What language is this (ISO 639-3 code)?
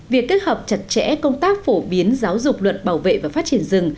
vie